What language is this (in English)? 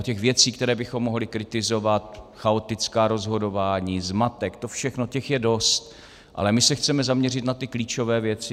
Czech